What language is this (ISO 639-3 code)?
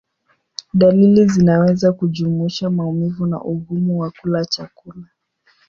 swa